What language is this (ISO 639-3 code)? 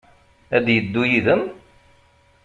kab